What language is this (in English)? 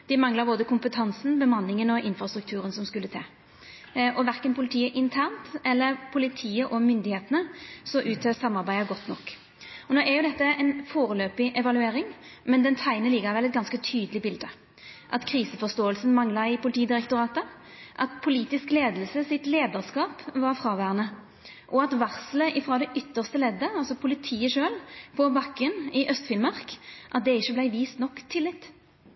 Norwegian Nynorsk